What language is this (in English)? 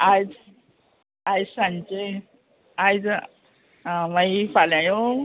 Konkani